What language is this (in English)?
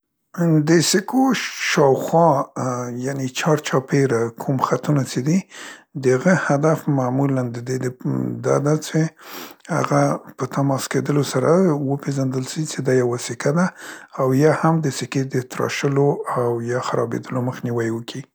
Central Pashto